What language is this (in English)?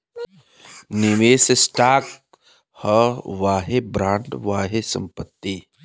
Bhojpuri